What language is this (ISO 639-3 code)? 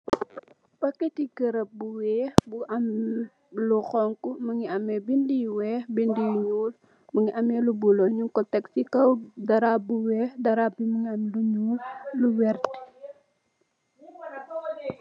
wol